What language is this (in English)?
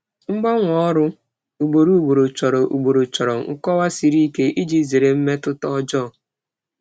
Igbo